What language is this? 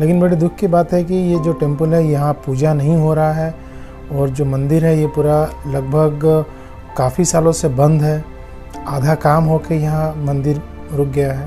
Hindi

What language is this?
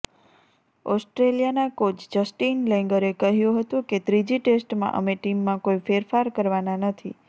Gujarati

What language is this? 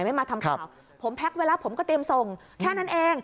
Thai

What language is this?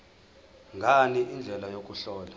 Zulu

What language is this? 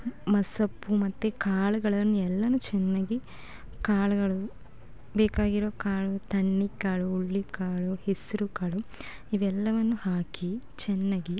Kannada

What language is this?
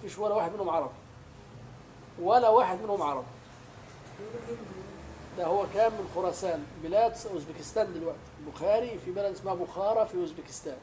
Arabic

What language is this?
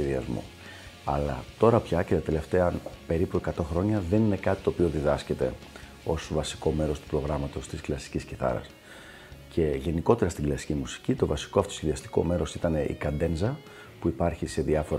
Greek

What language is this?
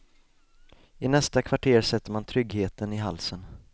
Swedish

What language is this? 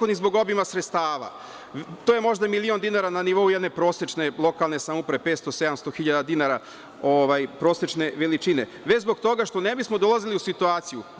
Serbian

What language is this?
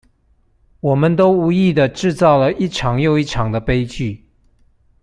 Chinese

